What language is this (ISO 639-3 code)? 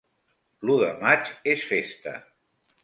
cat